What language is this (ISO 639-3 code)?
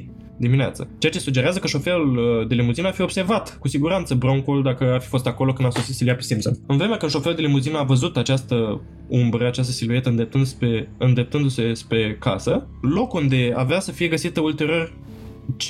ron